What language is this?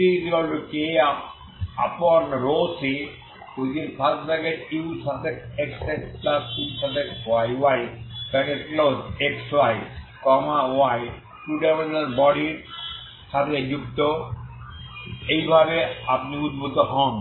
Bangla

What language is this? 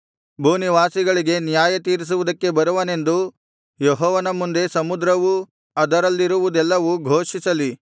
Kannada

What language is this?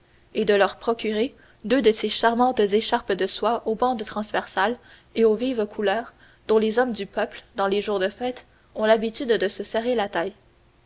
French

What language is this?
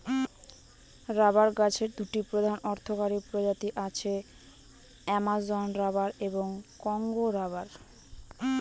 Bangla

